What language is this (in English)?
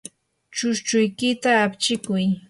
Yanahuanca Pasco Quechua